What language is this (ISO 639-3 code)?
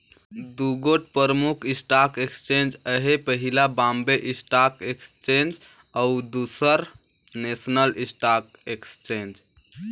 hne